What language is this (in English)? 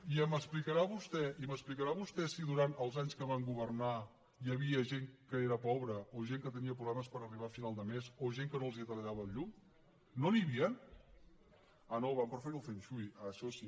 Catalan